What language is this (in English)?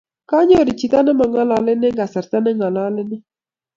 Kalenjin